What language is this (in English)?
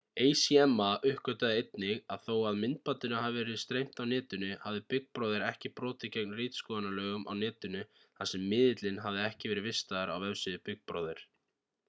Icelandic